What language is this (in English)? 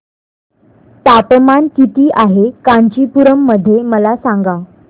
Marathi